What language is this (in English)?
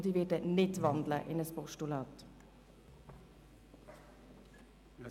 Swiss German